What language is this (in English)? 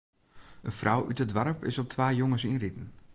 Western Frisian